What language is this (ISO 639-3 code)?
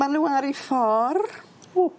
cym